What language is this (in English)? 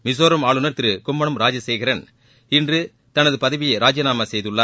Tamil